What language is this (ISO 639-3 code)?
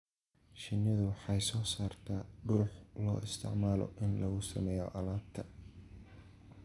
som